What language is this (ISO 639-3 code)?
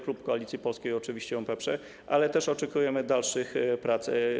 pol